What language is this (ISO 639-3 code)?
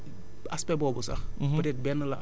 wol